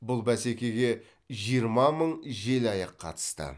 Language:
Kazakh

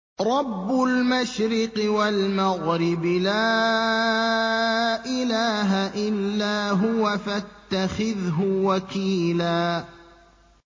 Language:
Arabic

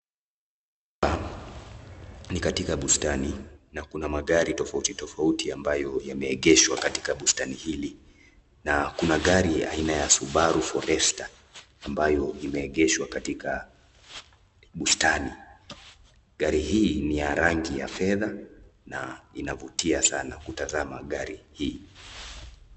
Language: Swahili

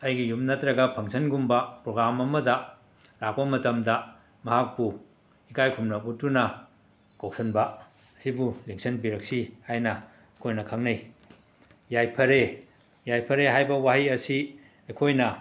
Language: Manipuri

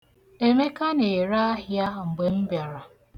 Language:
Igbo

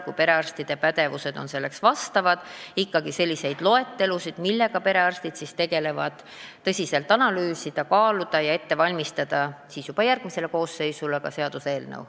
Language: Estonian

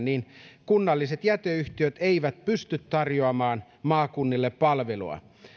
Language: Finnish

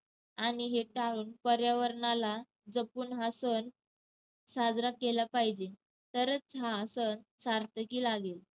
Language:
Marathi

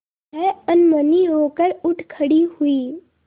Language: Hindi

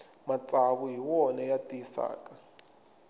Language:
Tsonga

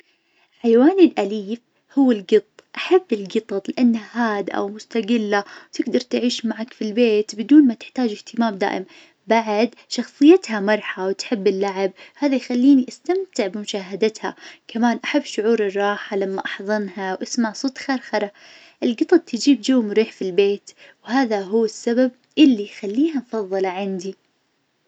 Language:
Najdi Arabic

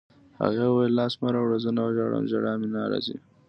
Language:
Pashto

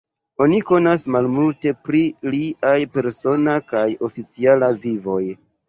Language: Esperanto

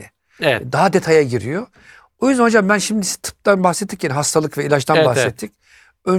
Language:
Turkish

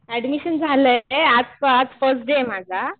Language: Marathi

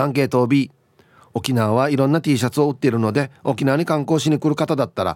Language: Japanese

